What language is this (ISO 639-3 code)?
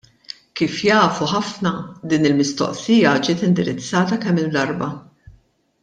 mlt